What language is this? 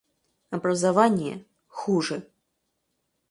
Russian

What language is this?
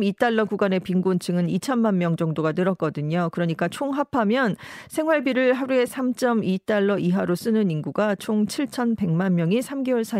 Korean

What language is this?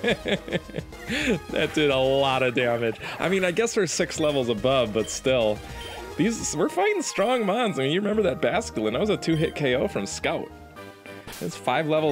English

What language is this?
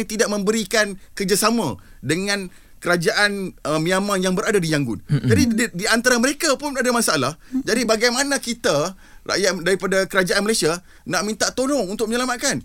Malay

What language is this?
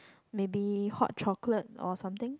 English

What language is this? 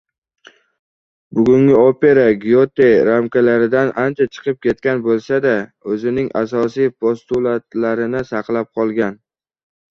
Uzbek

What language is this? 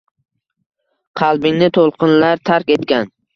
Uzbek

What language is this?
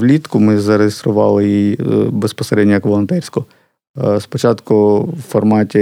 Ukrainian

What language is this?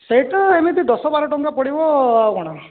Odia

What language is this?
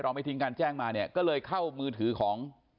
Thai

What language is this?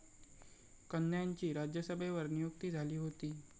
Marathi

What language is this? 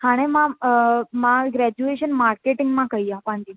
Sindhi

